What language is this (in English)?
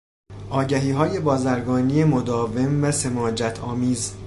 Persian